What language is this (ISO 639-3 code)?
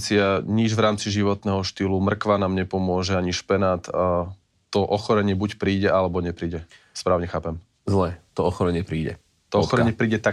slk